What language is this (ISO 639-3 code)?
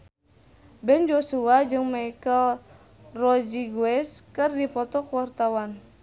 sun